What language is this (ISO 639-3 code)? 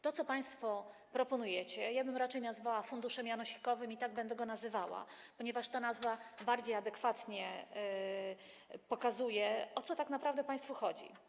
pol